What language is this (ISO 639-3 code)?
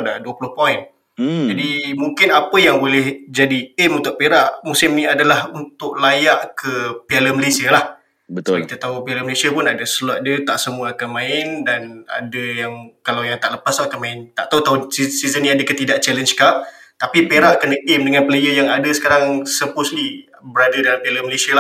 msa